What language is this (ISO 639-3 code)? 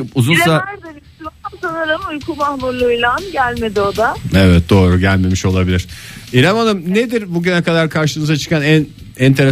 tur